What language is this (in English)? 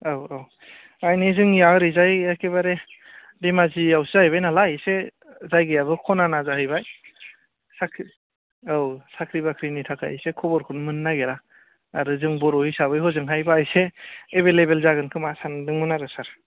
Bodo